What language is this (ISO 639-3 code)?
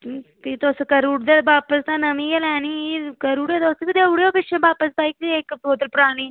doi